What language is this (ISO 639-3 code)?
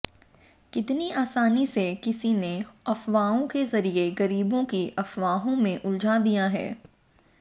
hin